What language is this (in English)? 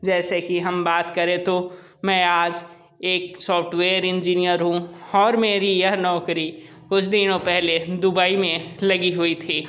Hindi